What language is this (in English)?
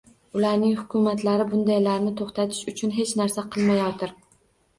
Uzbek